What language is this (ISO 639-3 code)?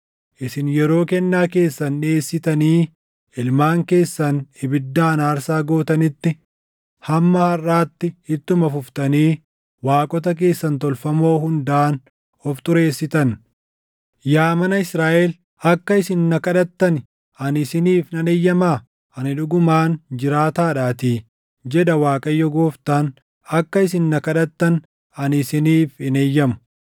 orm